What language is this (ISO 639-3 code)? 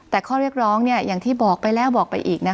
tha